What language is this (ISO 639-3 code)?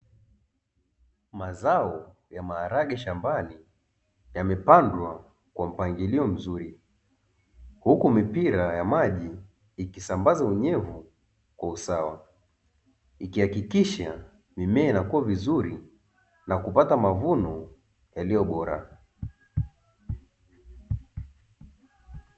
swa